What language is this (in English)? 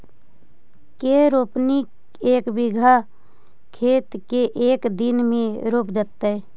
Magahi